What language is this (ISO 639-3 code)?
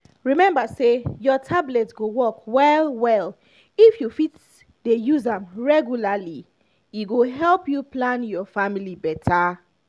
pcm